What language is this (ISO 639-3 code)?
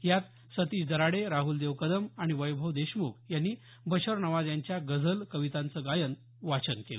mar